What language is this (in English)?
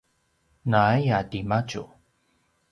Paiwan